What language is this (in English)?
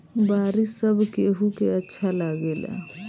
Bhojpuri